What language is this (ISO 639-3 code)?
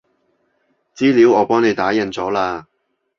yue